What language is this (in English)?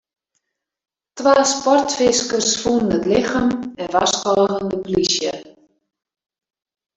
Western Frisian